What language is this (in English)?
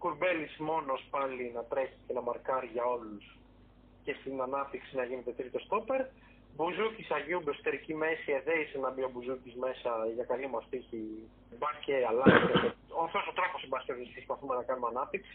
Greek